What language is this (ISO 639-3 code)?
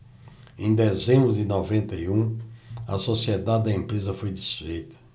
por